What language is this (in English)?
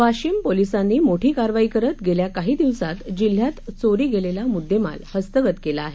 Marathi